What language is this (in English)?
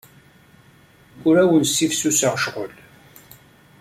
Kabyle